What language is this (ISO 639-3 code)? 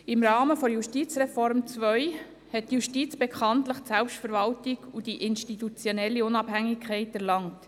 gsw